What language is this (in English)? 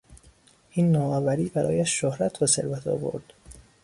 Persian